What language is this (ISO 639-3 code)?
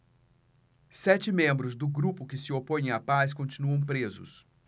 por